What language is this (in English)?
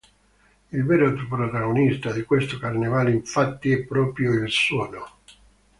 Italian